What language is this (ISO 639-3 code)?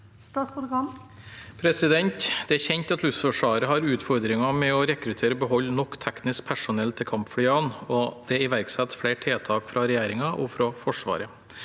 nor